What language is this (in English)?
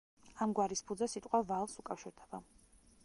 Georgian